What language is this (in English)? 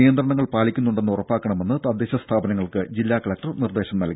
Malayalam